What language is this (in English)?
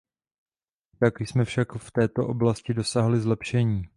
Czech